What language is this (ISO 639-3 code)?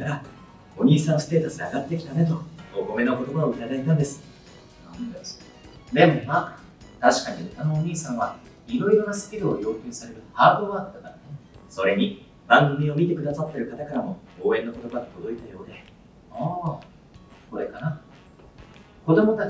jpn